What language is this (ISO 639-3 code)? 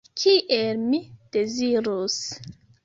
epo